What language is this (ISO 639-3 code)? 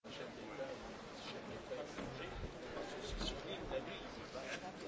eng